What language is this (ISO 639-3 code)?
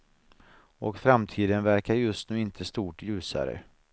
swe